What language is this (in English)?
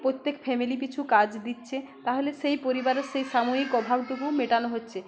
Bangla